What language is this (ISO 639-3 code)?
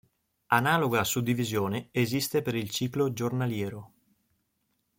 ita